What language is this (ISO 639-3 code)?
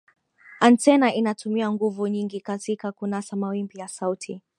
swa